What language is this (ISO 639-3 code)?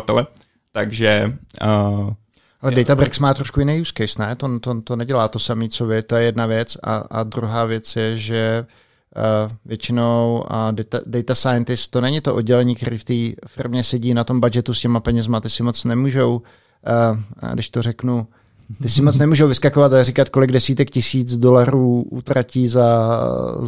ces